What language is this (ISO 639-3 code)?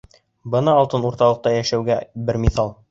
bak